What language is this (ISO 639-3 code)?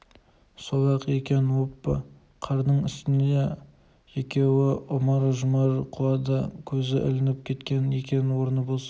kaz